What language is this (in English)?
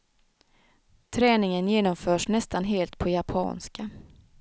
Swedish